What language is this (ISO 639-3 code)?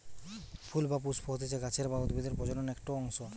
ben